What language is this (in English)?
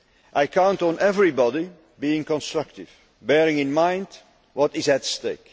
English